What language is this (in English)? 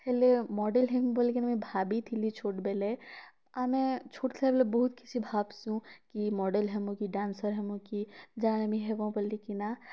Odia